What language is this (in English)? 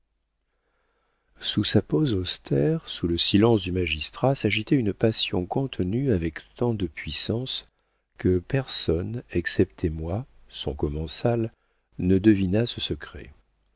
French